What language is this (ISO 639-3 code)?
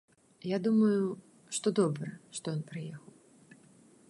bel